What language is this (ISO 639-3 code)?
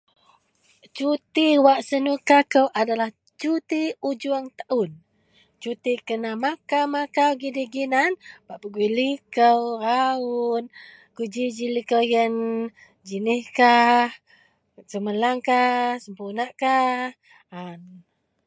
mel